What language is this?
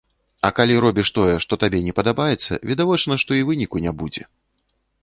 Belarusian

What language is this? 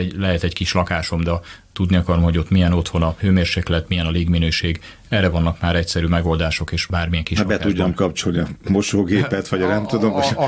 Hungarian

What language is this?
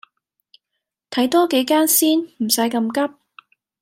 Cantonese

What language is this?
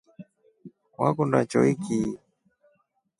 Rombo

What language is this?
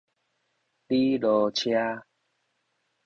Min Nan Chinese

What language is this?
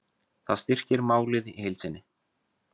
Icelandic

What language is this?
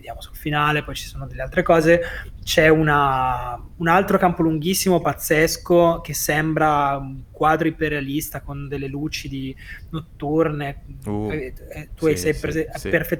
Italian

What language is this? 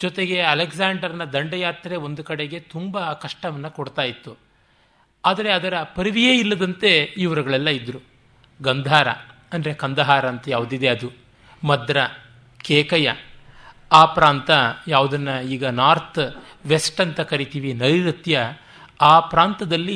Kannada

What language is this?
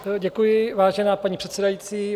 Czech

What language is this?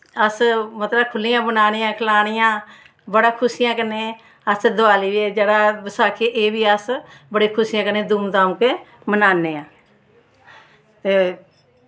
Dogri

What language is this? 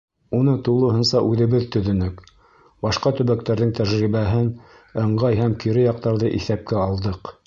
Bashkir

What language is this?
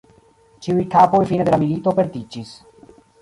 Esperanto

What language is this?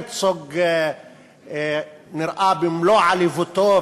Hebrew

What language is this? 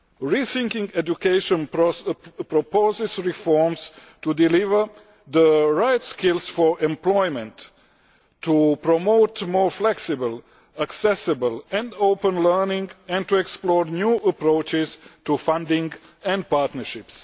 English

